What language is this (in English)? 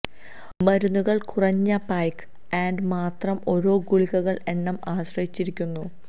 Malayalam